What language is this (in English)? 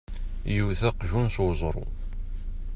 Kabyle